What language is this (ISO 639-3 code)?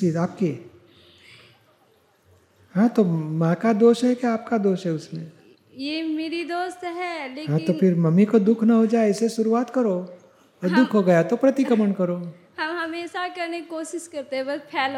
guj